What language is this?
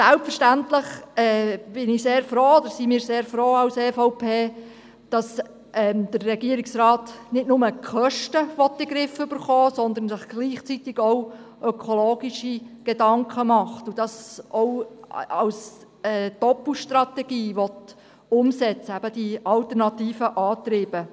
Swiss German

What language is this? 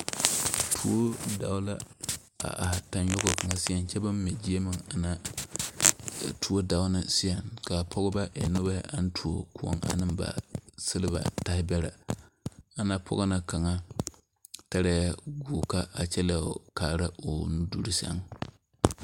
Southern Dagaare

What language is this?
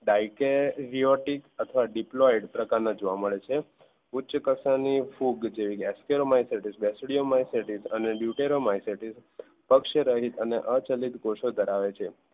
Gujarati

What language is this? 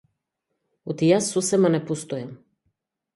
Macedonian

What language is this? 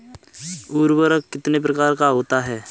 Hindi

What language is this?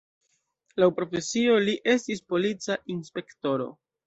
Esperanto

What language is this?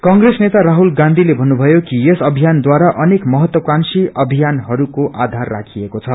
Nepali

